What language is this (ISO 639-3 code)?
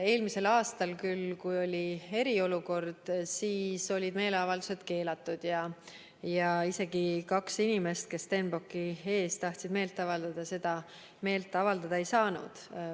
est